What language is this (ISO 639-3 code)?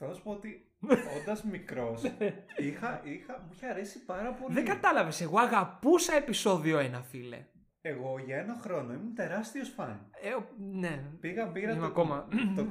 ell